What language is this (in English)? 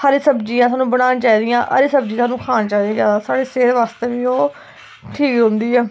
Dogri